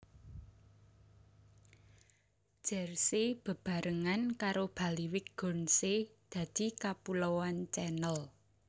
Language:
Javanese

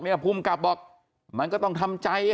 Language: Thai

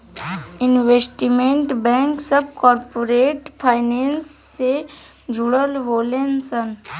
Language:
Bhojpuri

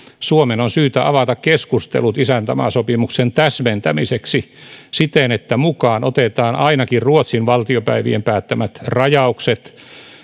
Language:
Finnish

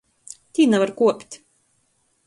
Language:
Latgalian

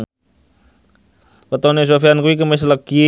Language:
Javanese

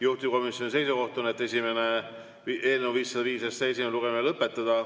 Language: Estonian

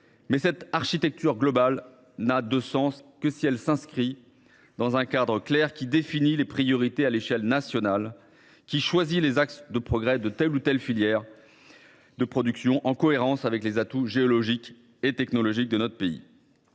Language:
French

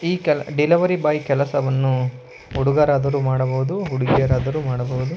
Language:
Kannada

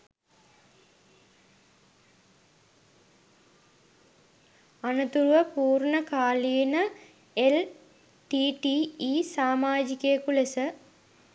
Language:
Sinhala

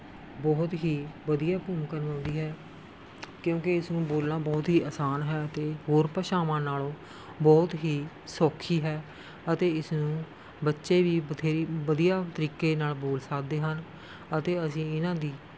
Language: Punjabi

